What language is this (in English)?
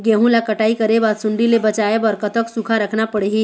Chhattisgarhi